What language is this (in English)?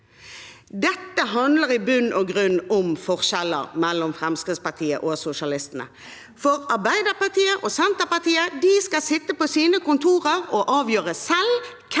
Norwegian